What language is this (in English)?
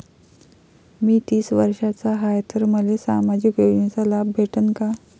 Marathi